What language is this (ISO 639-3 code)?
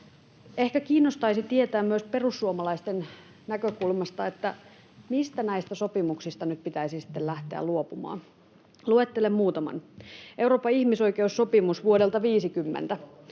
fin